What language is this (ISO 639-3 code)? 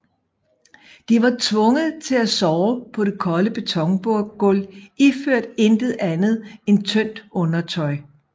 dan